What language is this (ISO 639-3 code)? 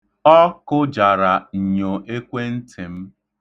ibo